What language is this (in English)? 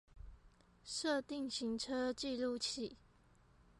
Chinese